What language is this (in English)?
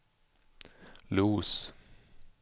Swedish